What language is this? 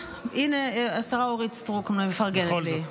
Hebrew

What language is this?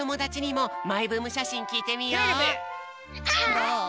Japanese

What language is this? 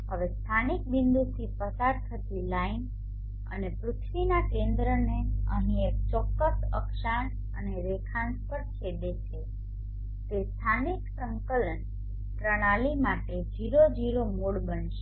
Gujarati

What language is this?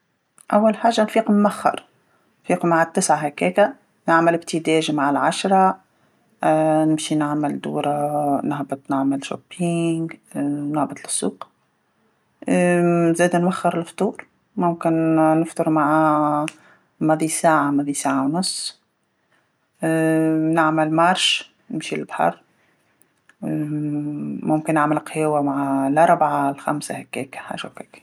Tunisian Arabic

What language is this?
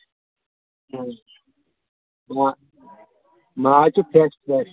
Kashmiri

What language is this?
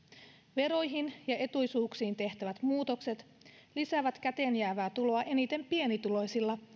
Finnish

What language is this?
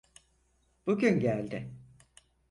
Turkish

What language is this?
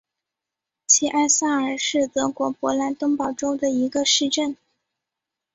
Chinese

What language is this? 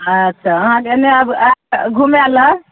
Maithili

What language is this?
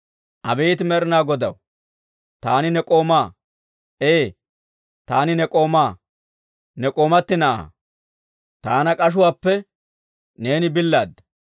Dawro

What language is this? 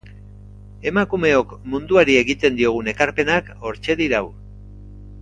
Basque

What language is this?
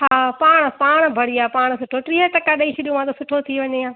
Sindhi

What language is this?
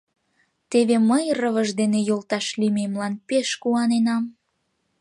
Mari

